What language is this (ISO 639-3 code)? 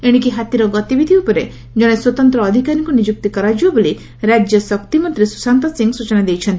ori